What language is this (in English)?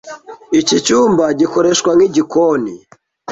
Kinyarwanda